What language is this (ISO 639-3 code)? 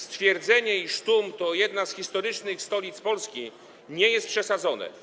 pol